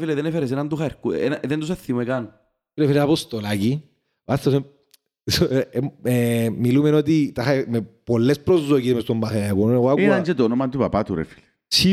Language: Greek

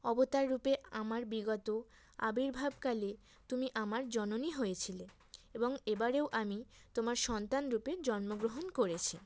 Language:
Bangla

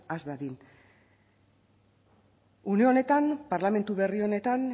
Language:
Basque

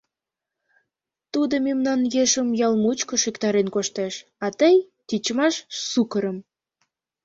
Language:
Mari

